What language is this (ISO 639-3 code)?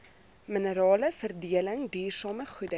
afr